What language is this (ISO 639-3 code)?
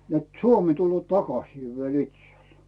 fin